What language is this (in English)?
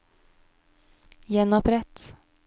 Norwegian